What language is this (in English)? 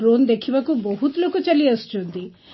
Odia